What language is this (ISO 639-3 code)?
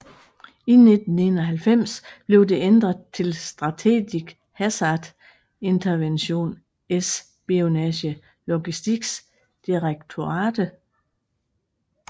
dan